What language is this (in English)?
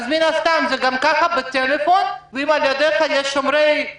Hebrew